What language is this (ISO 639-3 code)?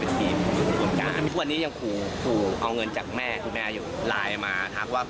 tha